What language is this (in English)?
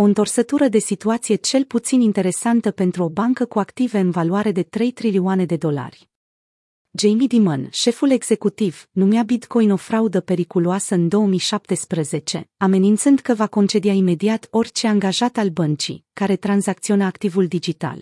Romanian